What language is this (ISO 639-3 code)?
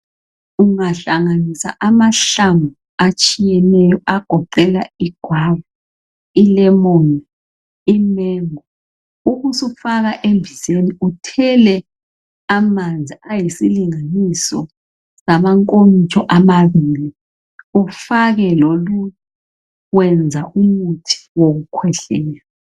nde